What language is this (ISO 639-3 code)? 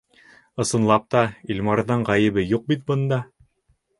bak